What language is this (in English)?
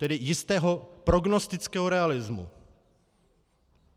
Czech